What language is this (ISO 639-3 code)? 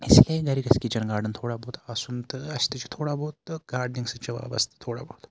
kas